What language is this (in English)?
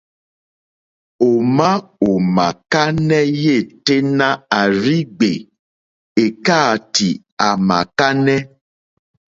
Mokpwe